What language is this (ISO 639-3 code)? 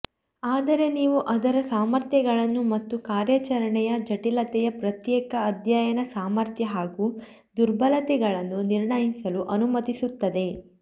kan